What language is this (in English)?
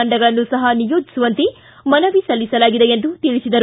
Kannada